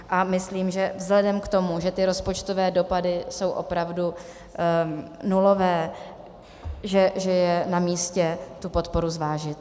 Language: Czech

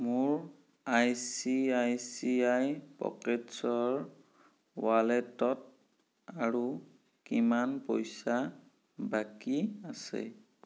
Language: Assamese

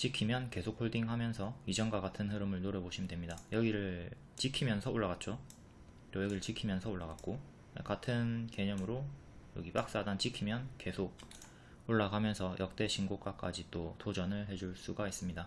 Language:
Korean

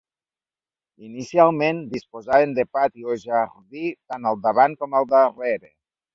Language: Catalan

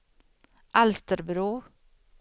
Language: Swedish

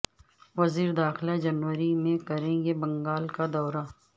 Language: Urdu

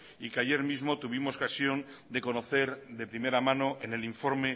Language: Spanish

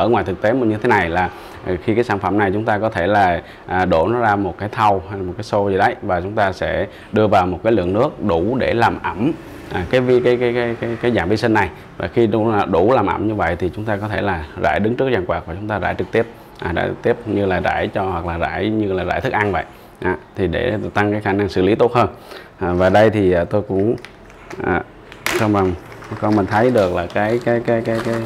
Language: Vietnamese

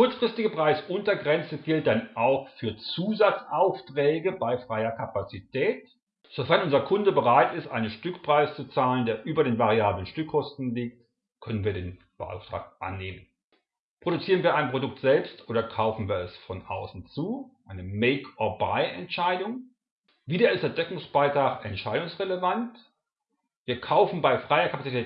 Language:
German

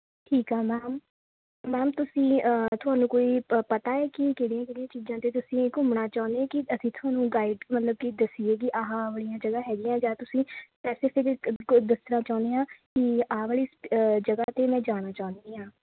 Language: Punjabi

